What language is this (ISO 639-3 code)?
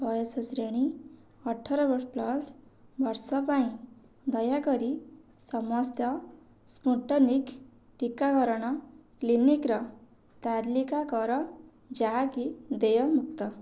ori